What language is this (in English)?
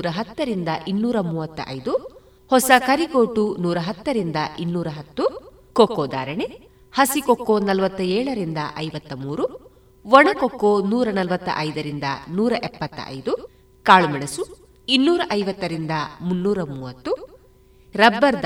Kannada